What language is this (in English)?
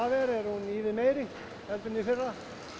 Icelandic